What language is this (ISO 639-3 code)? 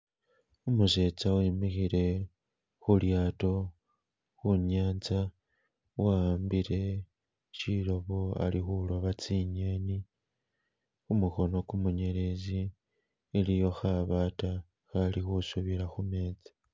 myx